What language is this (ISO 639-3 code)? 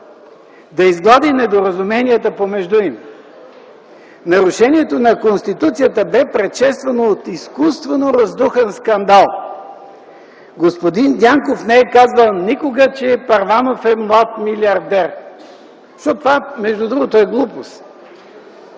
bul